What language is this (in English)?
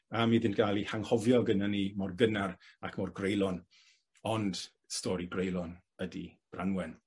Welsh